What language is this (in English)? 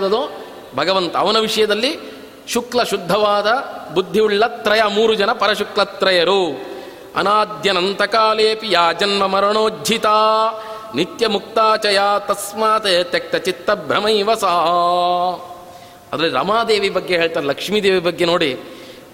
Kannada